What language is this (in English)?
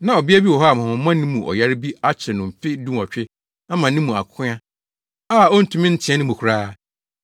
Akan